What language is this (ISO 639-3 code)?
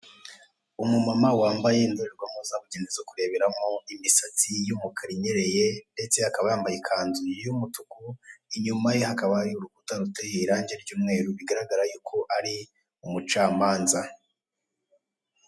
kin